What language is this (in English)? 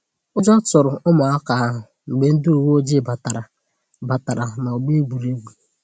Igbo